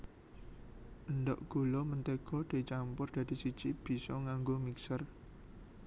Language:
Javanese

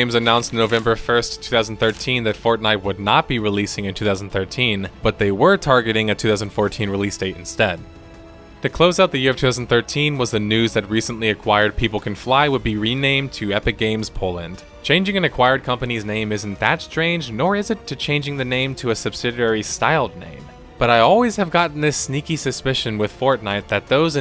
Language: English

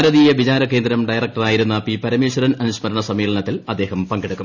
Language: Malayalam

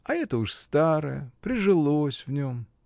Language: Russian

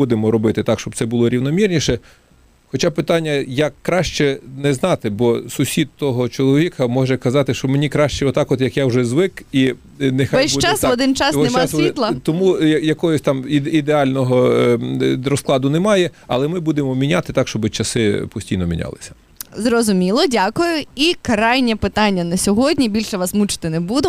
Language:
Ukrainian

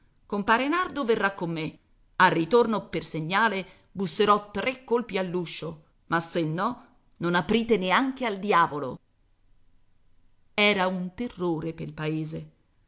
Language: Italian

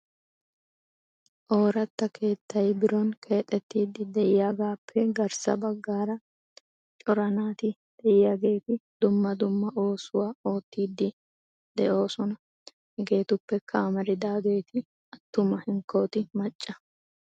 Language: Wolaytta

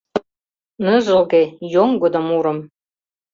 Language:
Mari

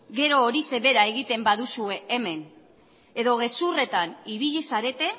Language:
Basque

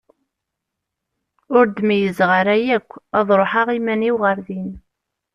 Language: Kabyle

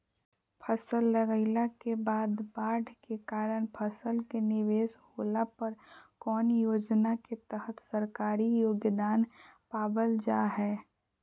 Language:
Magahi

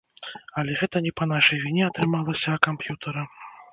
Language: Belarusian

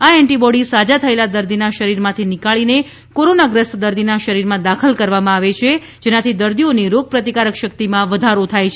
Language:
Gujarati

